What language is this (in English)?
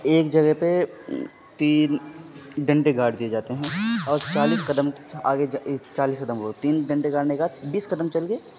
Urdu